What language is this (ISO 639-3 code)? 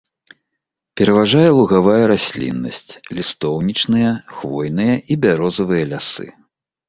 bel